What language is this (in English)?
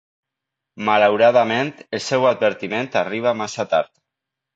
Catalan